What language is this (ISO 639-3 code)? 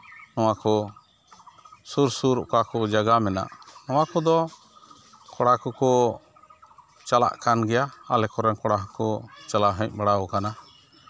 sat